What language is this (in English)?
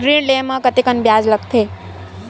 Chhattisgarhi